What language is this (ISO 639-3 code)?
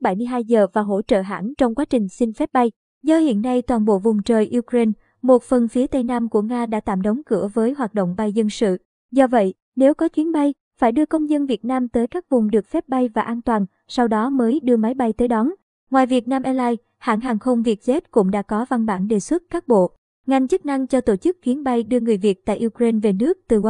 vie